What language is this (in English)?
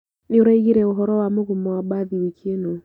Kikuyu